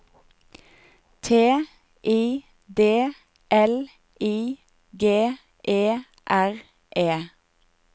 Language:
Norwegian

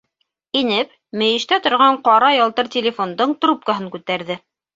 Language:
Bashkir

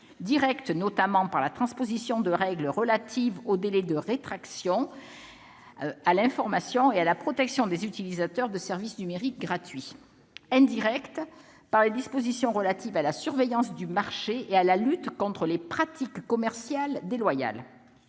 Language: French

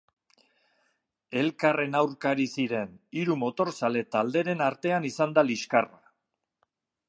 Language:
Basque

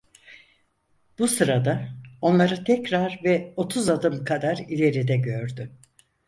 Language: Turkish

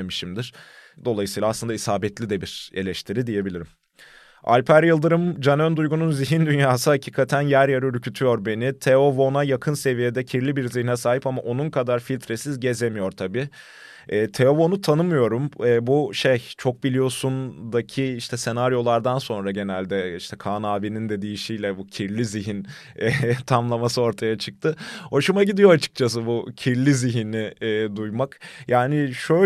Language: Turkish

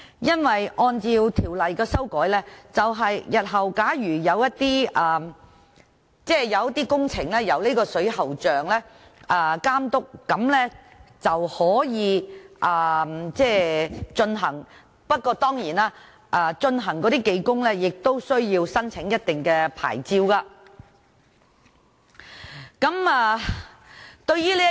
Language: Cantonese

